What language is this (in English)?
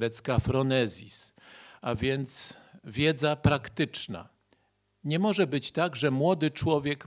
Polish